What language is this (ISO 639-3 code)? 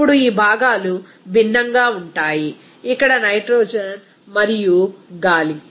tel